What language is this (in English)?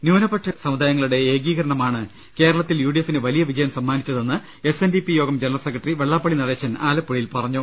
Malayalam